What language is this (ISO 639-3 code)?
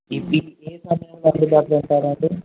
tel